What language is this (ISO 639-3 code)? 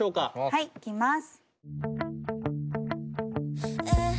jpn